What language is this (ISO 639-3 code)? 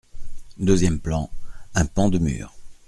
fra